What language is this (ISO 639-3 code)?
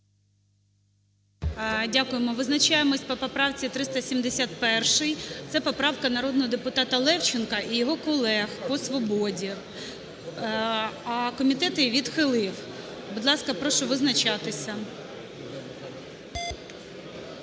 ukr